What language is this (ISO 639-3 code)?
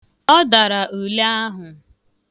ibo